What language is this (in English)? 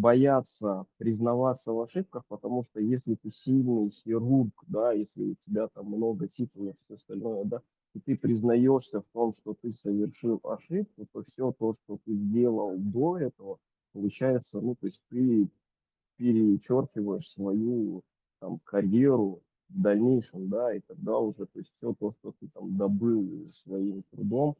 Russian